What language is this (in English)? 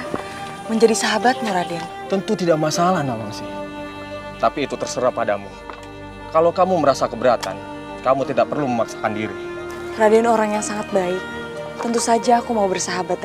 Indonesian